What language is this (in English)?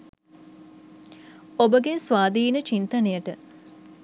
Sinhala